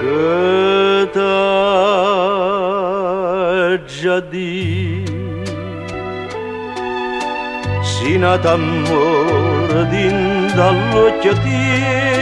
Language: Romanian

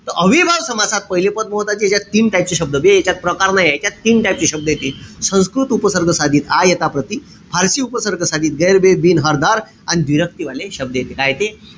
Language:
Marathi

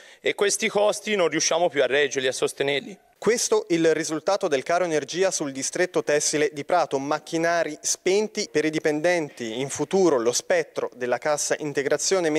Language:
Italian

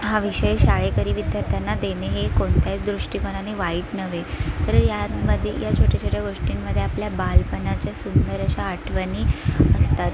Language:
Marathi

